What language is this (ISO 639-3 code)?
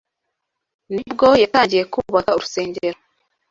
kin